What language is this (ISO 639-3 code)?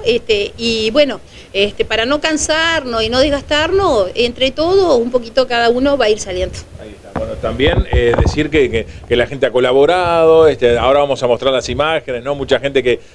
spa